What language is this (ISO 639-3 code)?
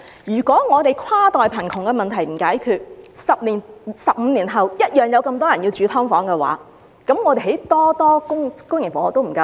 yue